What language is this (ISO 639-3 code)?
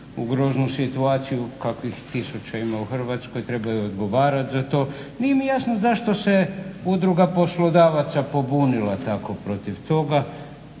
hrv